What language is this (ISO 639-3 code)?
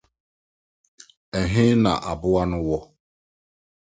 aka